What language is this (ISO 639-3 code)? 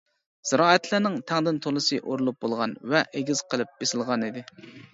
uig